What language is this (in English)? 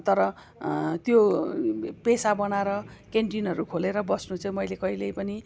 Nepali